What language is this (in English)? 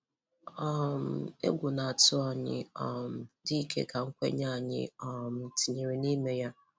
Igbo